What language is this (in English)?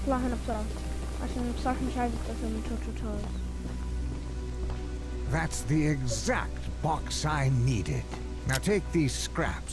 Arabic